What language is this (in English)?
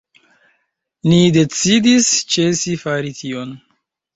Esperanto